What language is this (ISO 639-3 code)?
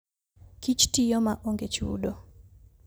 luo